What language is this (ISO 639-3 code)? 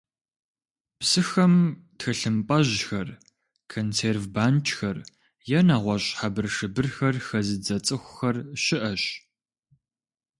kbd